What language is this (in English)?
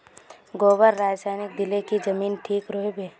Magahi